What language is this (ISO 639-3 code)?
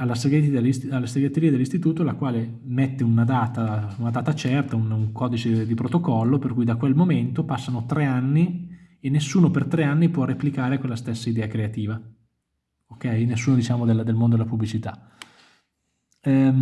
ita